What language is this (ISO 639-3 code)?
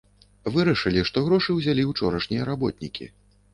bel